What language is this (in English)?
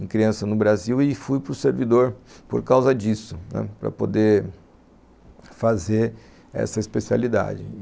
Portuguese